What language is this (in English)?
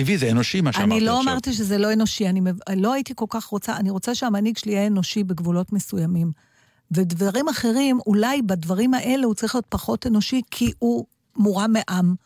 Hebrew